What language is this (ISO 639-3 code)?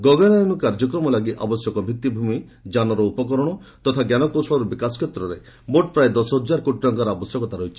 ori